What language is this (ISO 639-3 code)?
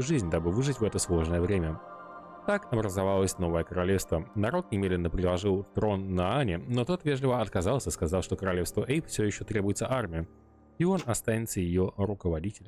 rus